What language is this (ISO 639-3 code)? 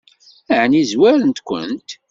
kab